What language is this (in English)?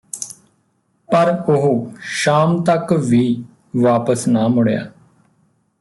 Punjabi